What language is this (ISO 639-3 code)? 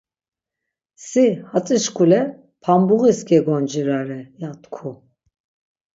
lzz